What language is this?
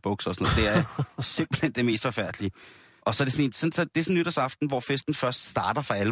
Danish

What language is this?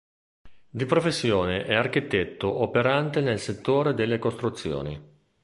Italian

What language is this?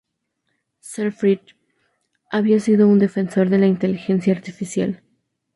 Spanish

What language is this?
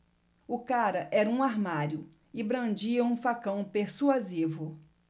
Portuguese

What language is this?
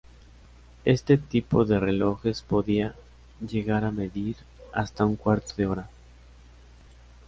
Spanish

